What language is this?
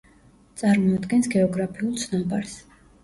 Georgian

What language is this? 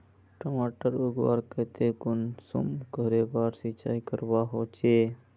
Magahi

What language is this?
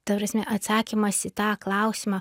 Lithuanian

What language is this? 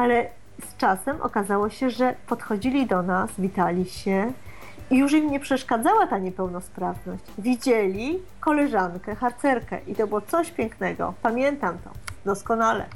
Polish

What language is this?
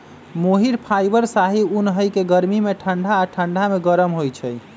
Magahi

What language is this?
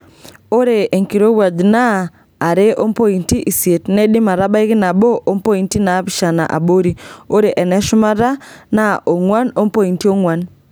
Masai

